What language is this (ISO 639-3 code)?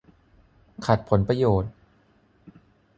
tha